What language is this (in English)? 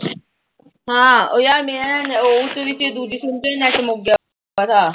Punjabi